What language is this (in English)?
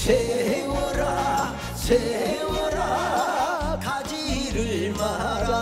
Korean